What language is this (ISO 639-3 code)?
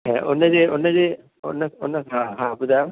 snd